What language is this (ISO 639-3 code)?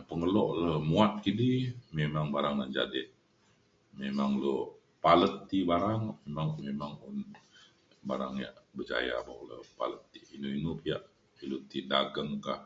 xkl